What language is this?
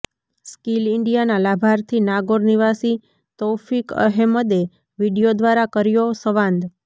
Gujarati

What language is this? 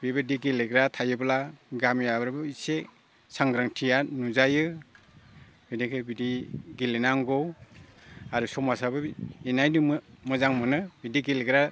Bodo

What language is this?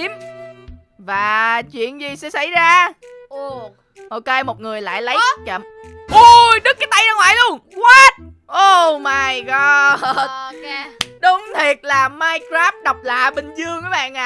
Vietnamese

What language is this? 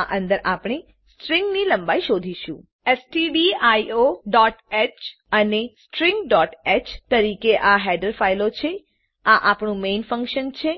Gujarati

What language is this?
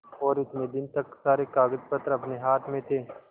Hindi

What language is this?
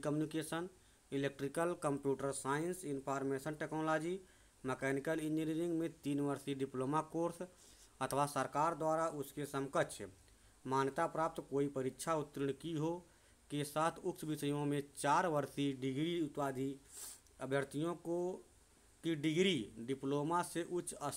Hindi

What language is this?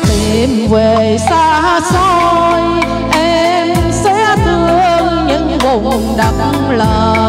Thai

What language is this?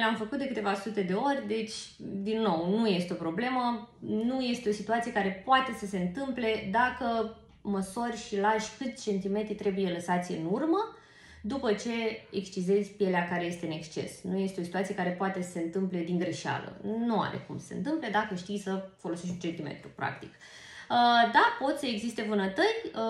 Romanian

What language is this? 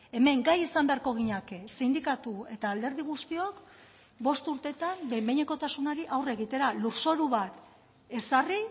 Basque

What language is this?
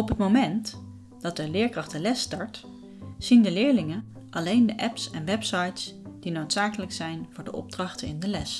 Dutch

